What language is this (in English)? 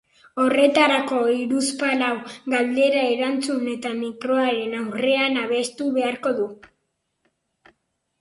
Basque